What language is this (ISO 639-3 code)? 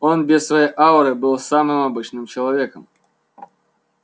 rus